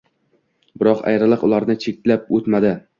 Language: Uzbek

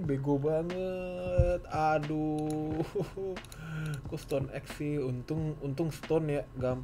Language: Indonesian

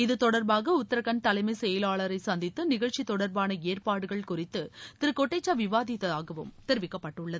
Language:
Tamil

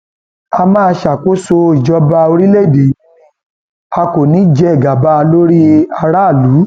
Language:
Yoruba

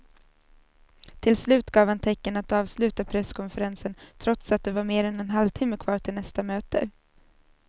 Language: Swedish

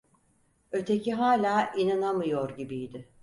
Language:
Turkish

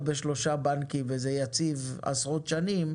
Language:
Hebrew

